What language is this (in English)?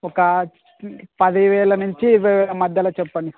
Telugu